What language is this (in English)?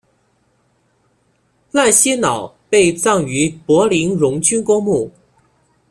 Chinese